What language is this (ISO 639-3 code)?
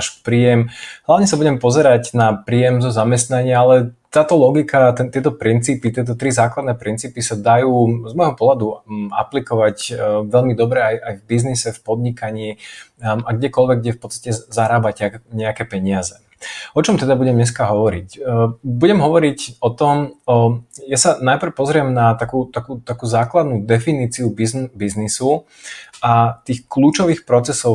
slk